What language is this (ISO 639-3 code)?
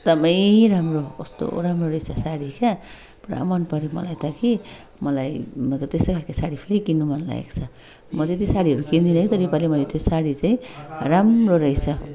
nep